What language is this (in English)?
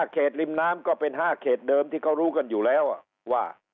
Thai